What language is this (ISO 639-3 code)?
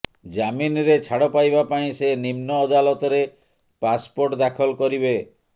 ori